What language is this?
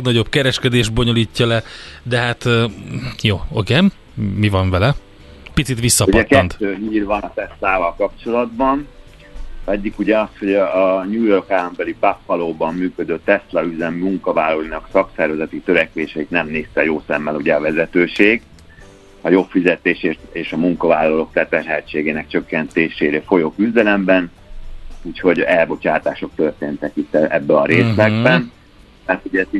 Hungarian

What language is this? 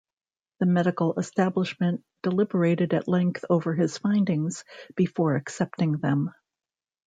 English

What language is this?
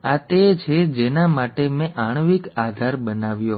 Gujarati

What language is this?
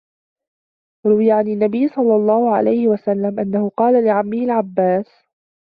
Arabic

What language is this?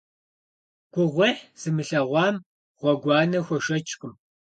Kabardian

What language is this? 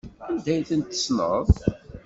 Kabyle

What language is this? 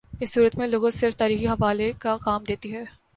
Urdu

